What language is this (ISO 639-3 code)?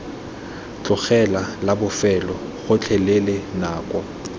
tsn